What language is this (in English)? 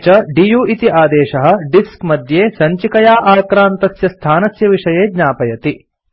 Sanskrit